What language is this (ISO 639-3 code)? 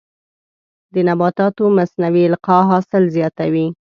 pus